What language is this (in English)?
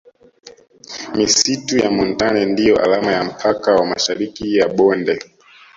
Swahili